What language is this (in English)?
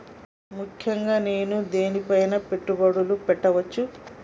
Telugu